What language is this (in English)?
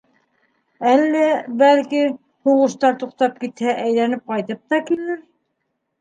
Bashkir